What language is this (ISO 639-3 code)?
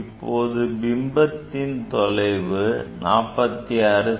tam